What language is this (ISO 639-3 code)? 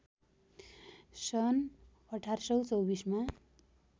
nep